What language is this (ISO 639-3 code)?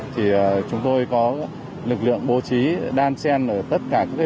vie